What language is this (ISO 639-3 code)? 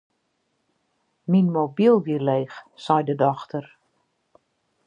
fry